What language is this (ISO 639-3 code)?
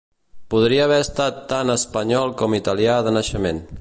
cat